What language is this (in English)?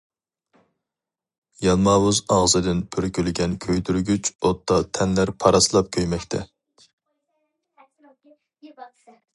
Uyghur